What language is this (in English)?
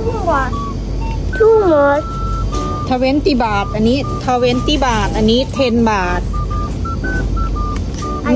Thai